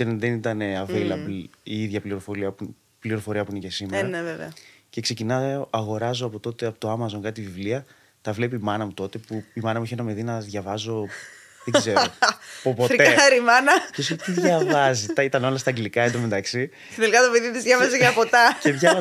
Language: Greek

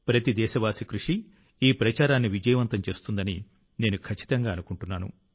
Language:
Telugu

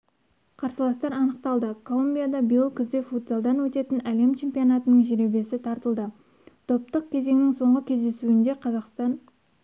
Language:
Kazakh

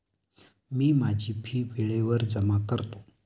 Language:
Marathi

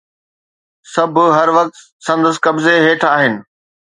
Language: Sindhi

